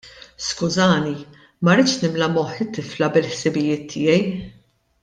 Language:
Maltese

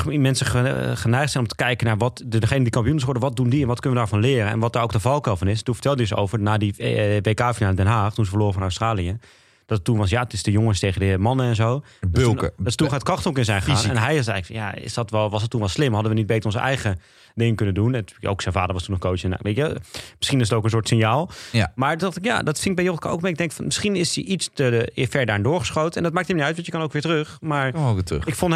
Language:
Dutch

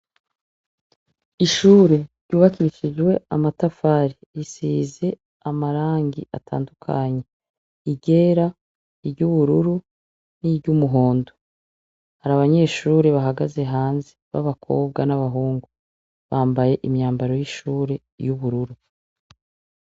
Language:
Rundi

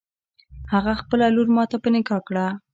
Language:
Pashto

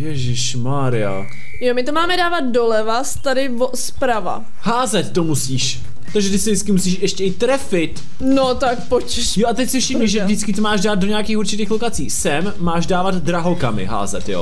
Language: Czech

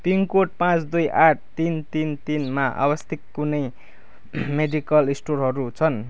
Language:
Nepali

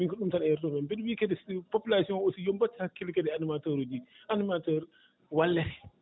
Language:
Fula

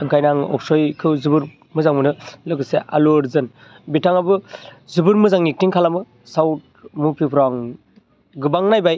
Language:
Bodo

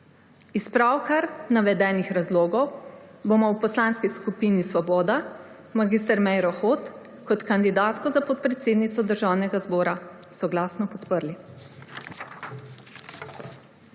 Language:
Slovenian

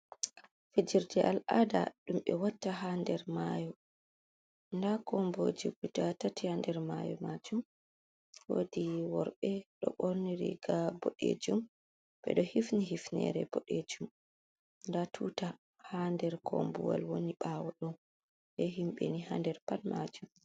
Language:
Fula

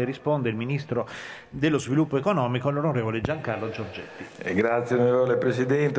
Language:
Italian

